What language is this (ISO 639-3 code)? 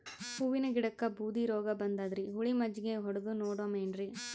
kan